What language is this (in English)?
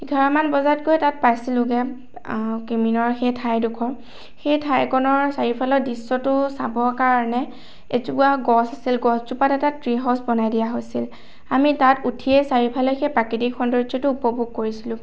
Assamese